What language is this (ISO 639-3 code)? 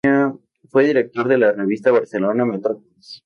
spa